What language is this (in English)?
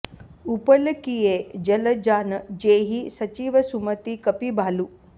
Sanskrit